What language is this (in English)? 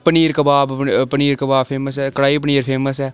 Dogri